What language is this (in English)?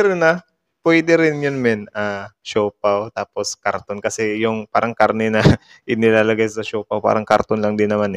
Filipino